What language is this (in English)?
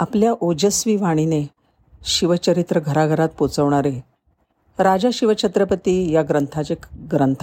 Marathi